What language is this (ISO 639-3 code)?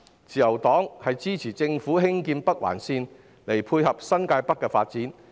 yue